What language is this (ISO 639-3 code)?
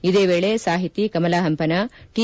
kan